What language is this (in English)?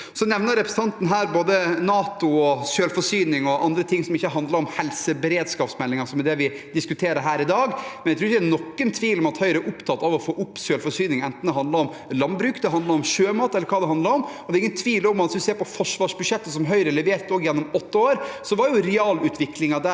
Norwegian